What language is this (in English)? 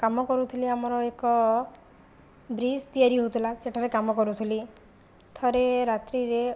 Odia